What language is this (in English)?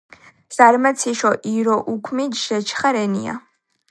Georgian